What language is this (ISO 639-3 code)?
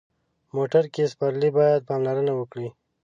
pus